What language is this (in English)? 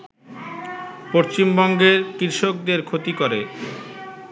Bangla